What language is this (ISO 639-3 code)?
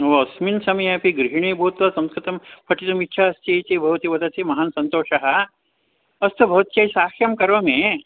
san